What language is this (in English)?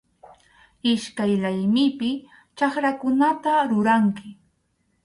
Arequipa-La Unión Quechua